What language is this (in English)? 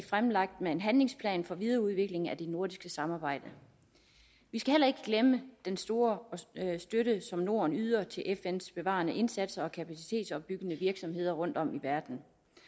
Danish